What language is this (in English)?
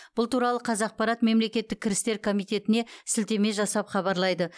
Kazakh